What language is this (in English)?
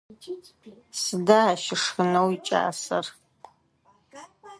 Adyghe